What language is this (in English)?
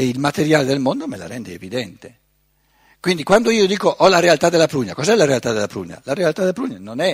Italian